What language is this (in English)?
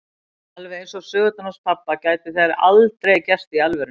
Icelandic